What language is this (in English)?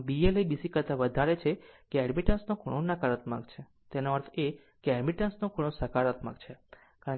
Gujarati